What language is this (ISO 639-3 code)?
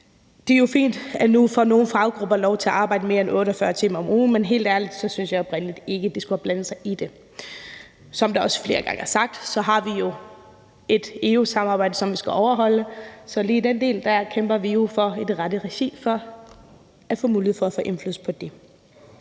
dan